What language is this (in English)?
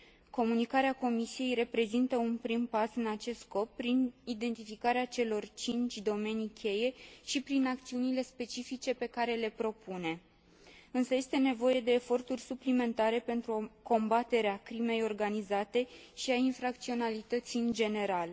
Romanian